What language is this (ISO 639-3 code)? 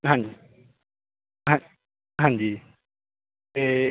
pan